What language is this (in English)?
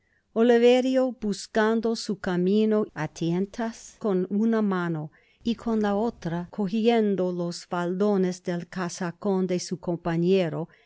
Spanish